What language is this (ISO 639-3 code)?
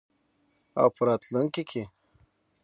pus